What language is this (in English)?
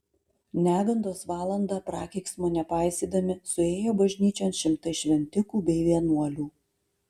Lithuanian